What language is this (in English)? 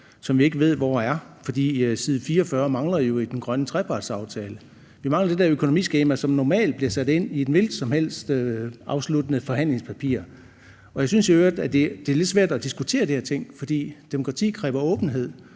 Danish